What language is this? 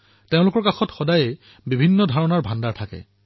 Assamese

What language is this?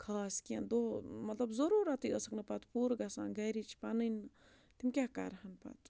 Kashmiri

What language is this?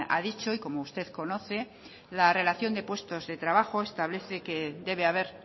Spanish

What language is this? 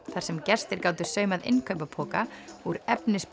Icelandic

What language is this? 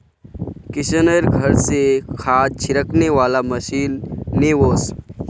Magahi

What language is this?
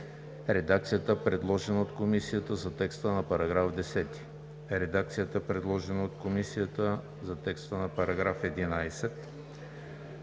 Bulgarian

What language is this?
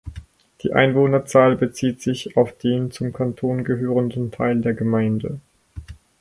German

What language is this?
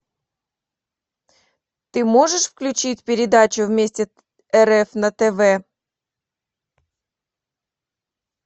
Russian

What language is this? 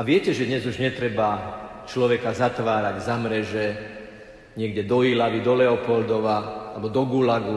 Slovak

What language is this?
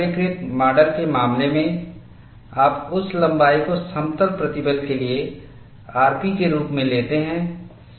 Hindi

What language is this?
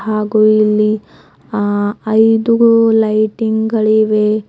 Kannada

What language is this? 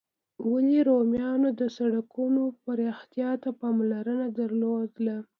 Pashto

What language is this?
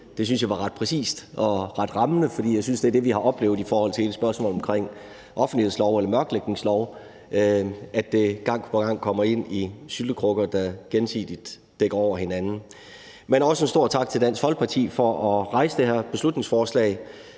Danish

